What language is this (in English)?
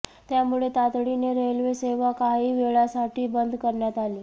Marathi